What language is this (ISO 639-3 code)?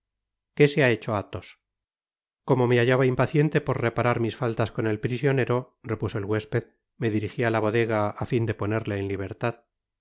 spa